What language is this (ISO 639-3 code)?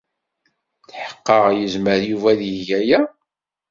kab